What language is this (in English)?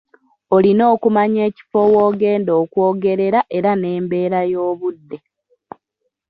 Ganda